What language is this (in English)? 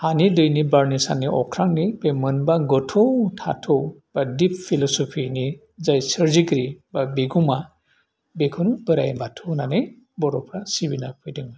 Bodo